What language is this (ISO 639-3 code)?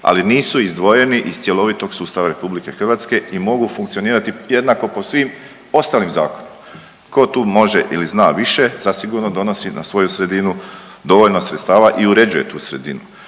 hrv